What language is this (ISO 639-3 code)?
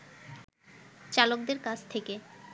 ben